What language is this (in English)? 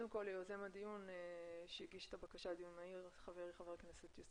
Hebrew